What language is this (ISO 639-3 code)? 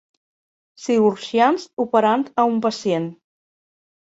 cat